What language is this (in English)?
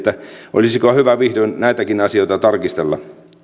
Finnish